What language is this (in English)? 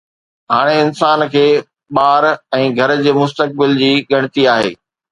Sindhi